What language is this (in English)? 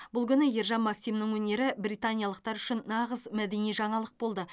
Kazakh